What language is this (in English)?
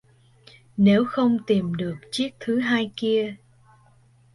Vietnamese